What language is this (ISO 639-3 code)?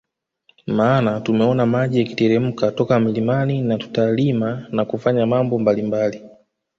swa